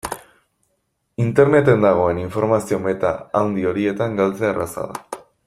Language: Basque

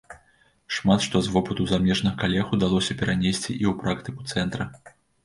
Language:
Belarusian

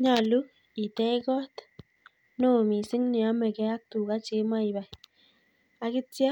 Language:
Kalenjin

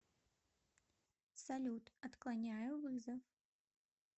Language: Russian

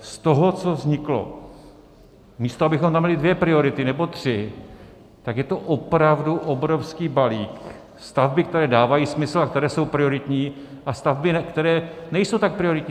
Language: Czech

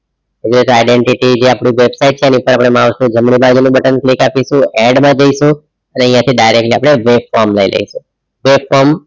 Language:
Gujarati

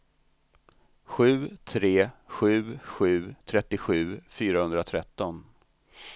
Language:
Swedish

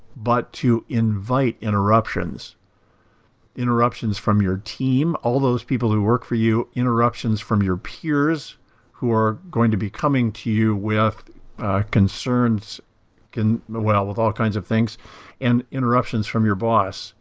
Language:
English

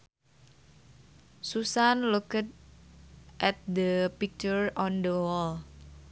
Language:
Sundanese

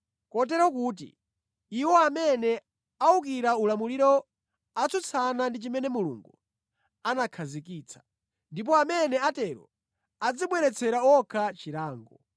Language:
Nyanja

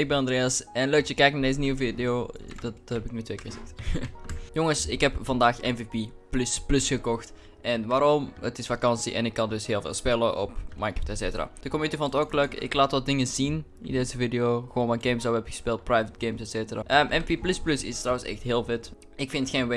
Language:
Dutch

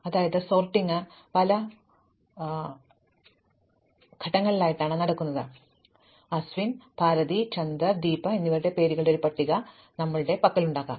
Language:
Malayalam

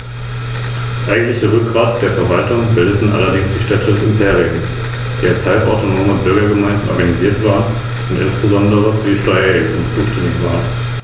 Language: German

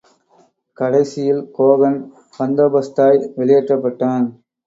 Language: Tamil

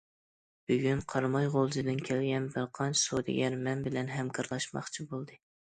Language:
Uyghur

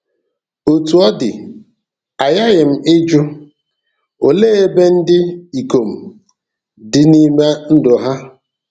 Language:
Igbo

